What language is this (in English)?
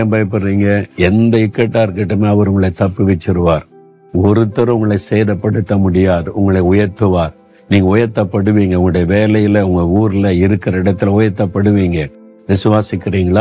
Tamil